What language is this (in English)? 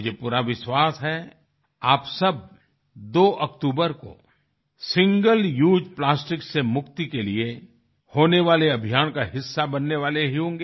Hindi